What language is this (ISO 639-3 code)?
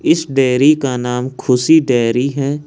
hin